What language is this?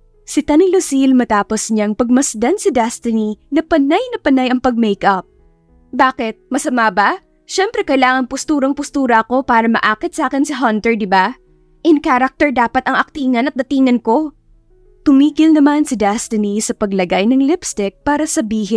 Filipino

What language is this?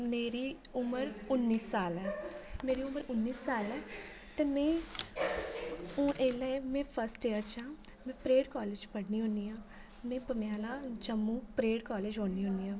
Dogri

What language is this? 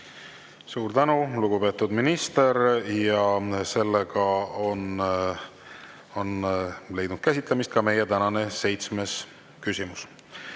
Estonian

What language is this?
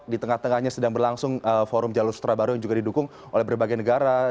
Indonesian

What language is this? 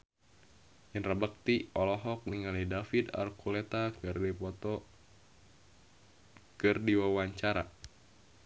Sundanese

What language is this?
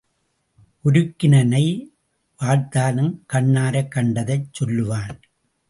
Tamil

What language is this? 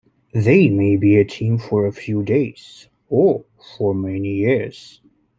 English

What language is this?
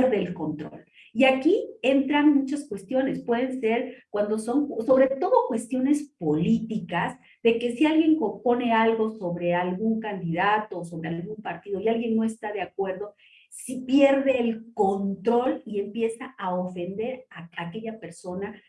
Spanish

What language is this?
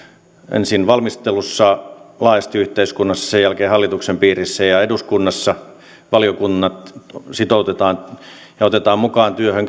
Finnish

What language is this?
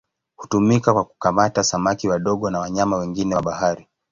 Swahili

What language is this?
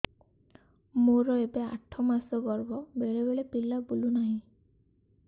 Odia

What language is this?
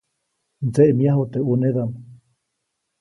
Copainalá Zoque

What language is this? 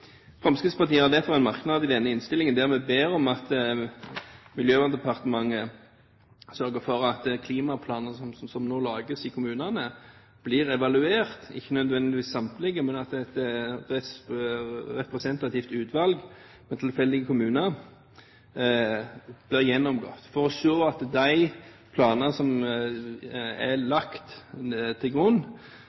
Norwegian Bokmål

